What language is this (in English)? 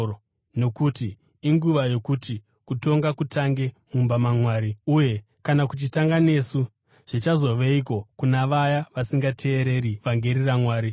Shona